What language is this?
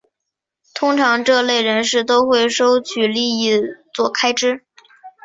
Chinese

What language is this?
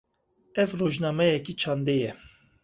Kurdish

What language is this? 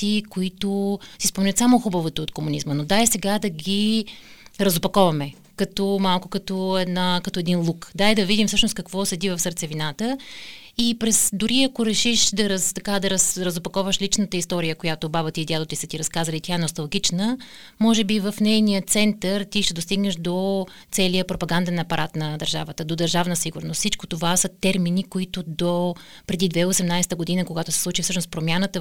Bulgarian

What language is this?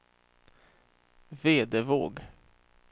Swedish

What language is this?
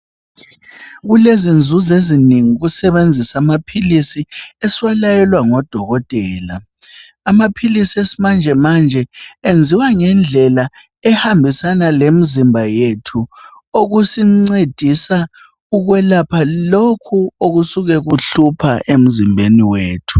North Ndebele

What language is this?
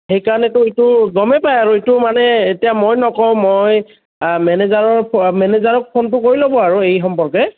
Assamese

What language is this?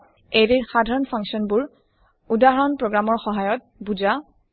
Assamese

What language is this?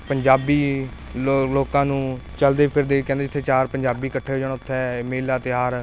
Punjabi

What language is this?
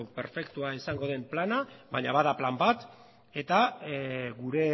Basque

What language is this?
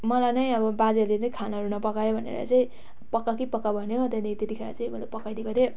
Nepali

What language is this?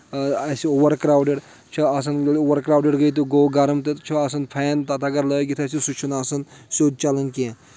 Kashmiri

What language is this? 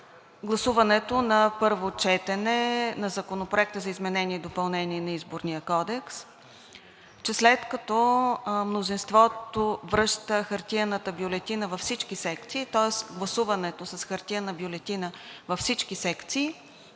Bulgarian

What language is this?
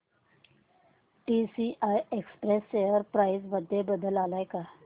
Marathi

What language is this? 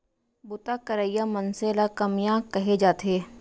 Chhattisgarhi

